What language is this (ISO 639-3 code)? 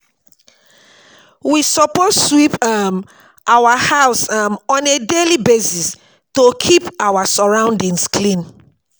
pcm